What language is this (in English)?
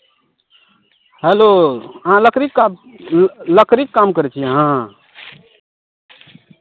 Maithili